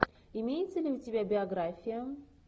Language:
Russian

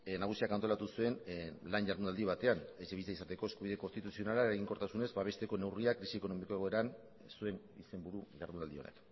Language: Basque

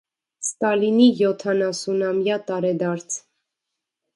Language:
Armenian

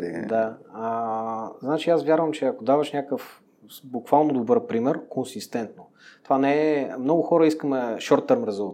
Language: Bulgarian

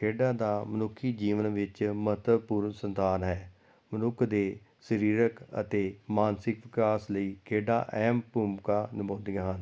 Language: Punjabi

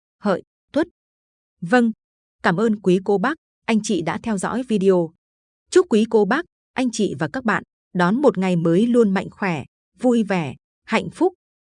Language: Vietnamese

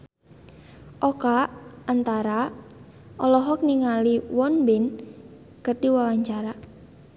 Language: Sundanese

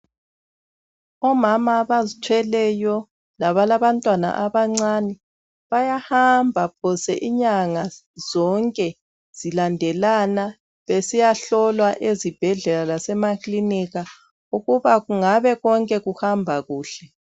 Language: North Ndebele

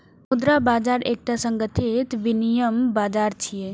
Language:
Maithili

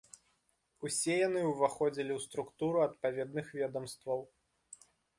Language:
Belarusian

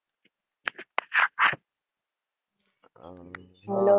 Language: Gujarati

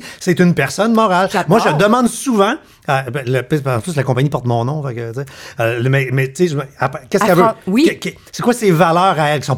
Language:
French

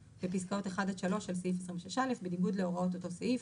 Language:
Hebrew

